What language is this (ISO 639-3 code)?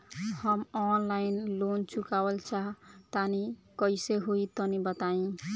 bho